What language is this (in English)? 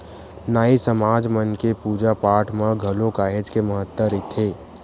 Chhattisgarhi